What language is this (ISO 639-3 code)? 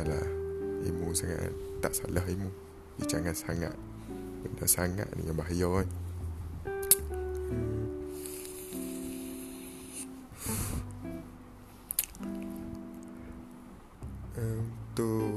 msa